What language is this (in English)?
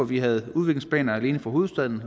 Danish